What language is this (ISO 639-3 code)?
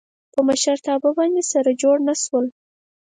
pus